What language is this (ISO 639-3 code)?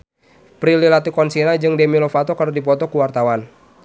sun